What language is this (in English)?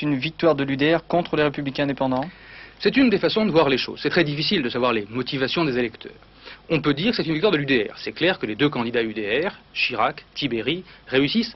French